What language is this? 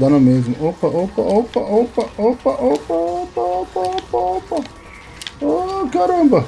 Portuguese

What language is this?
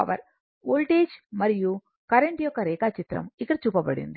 Telugu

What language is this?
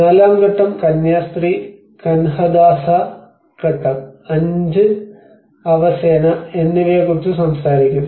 Malayalam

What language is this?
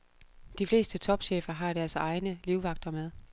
Danish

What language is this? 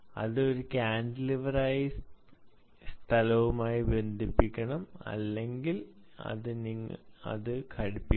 Malayalam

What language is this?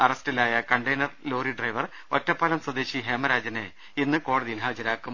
Malayalam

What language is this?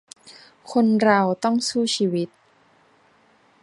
Thai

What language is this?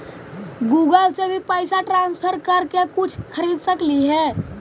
Magahi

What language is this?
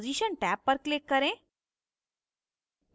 Hindi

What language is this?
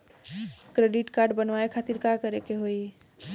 Bhojpuri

